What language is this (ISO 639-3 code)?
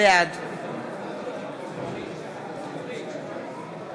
heb